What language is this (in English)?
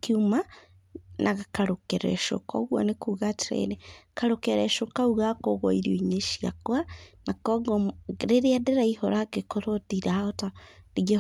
Kikuyu